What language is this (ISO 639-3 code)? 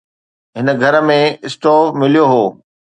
snd